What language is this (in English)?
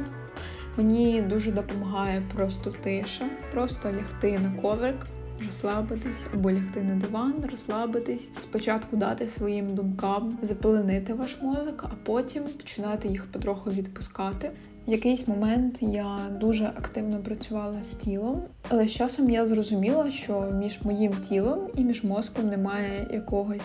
Ukrainian